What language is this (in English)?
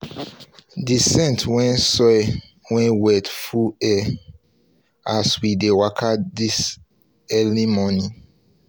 Nigerian Pidgin